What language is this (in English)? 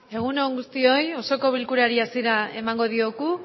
Basque